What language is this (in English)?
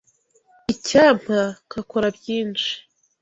Kinyarwanda